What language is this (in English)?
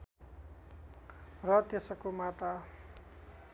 Nepali